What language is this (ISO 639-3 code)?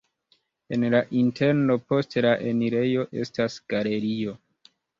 epo